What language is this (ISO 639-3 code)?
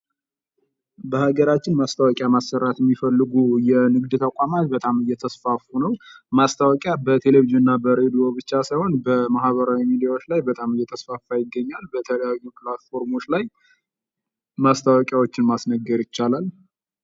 amh